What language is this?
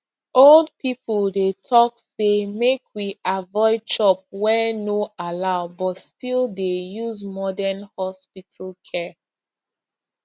Nigerian Pidgin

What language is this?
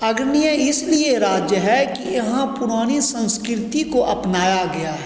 Hindi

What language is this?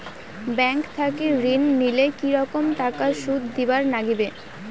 Bangla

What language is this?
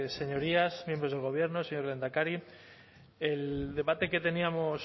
Spanish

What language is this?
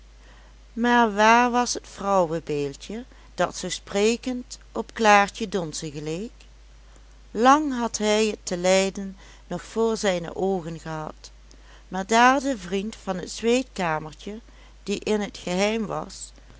Dutch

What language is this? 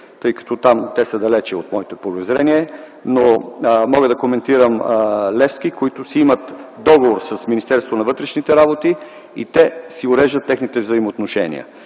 Bulgarian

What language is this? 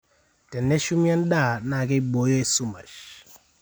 Masai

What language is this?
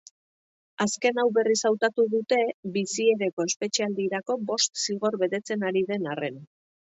Basque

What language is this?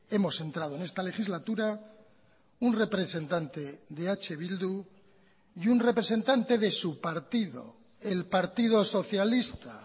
Spanish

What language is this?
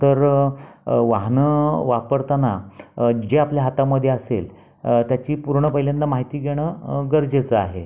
Marathi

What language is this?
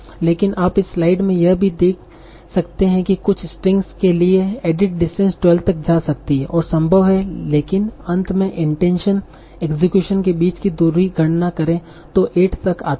Hindi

